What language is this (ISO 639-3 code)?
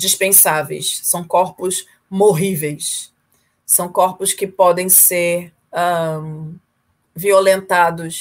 por